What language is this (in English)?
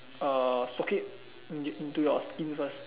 English